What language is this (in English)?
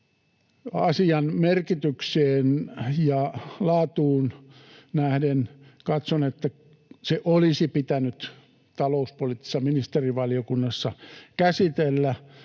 Finnish